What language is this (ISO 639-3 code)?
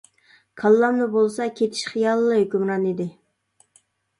uig